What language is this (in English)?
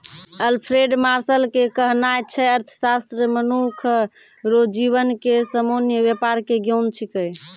Maithili